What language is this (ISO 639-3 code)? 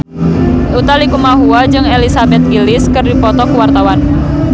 sun